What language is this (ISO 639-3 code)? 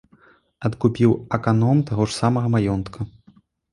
bel